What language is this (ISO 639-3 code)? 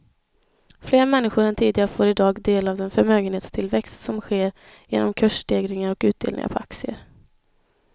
swe